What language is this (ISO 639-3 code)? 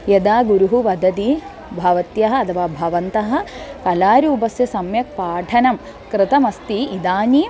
san